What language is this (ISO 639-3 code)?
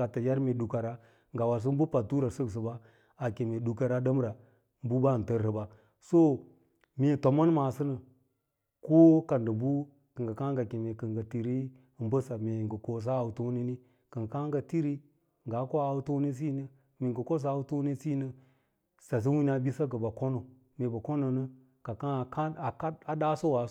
lla